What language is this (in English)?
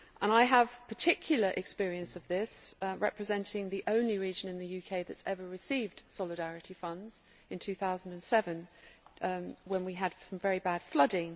English